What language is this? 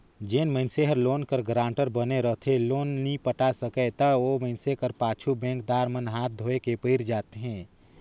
Chhattisgarhi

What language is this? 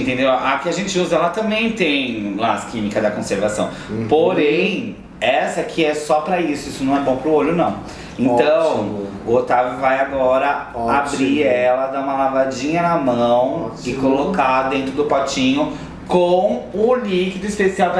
Portuguese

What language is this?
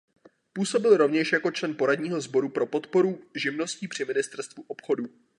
Czech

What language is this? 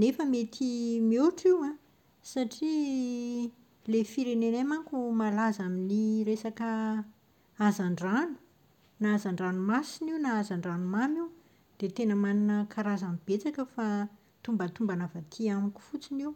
Malagasy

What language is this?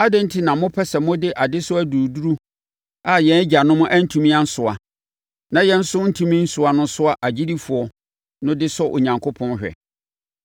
Akan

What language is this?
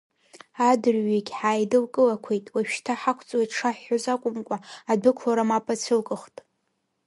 Abkhazian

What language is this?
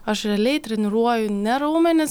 Lithuanian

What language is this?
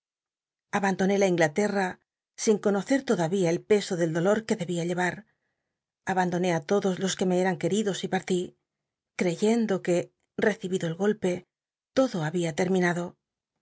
Spanish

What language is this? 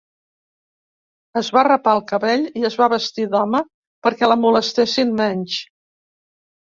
Catalan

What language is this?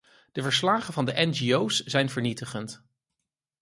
Dutch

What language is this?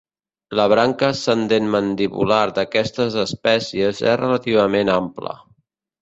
Catalan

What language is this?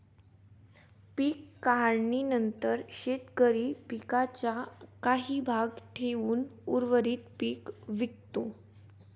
Marathi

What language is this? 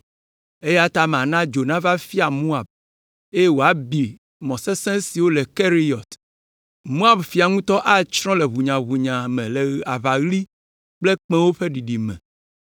Ewe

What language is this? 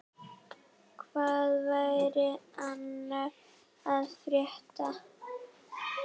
Icelandic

